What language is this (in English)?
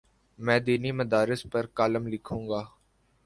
Urdu